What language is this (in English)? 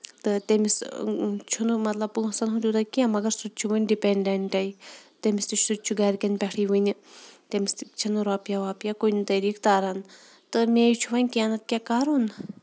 Kashmiri